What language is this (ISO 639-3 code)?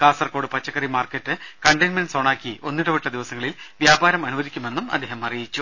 mal